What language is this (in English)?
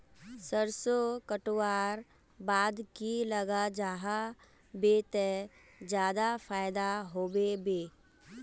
Magahi